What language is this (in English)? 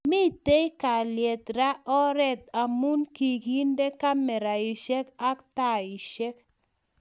Kalenjin